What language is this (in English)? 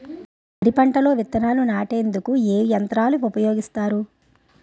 Telugu